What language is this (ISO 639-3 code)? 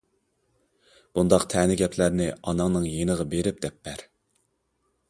uig